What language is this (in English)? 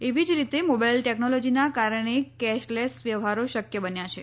Gujarati